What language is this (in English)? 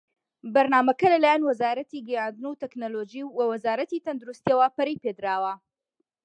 Central Kurdish